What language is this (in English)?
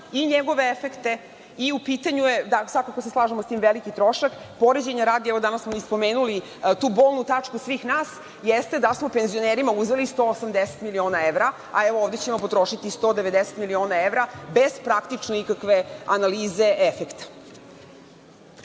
Serbian